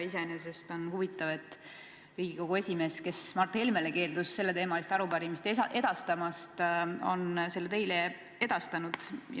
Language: Estonian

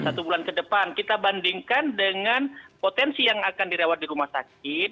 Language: Indonesian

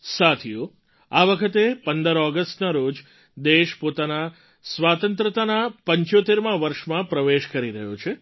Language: Gujarati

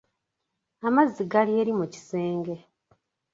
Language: Ganda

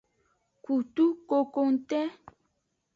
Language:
Aja (Benin)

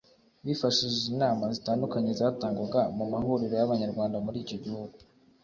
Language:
Kinyarwanda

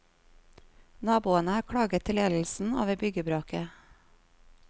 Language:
Norwegian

